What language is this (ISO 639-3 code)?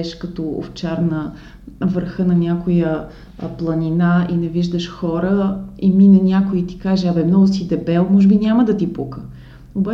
bul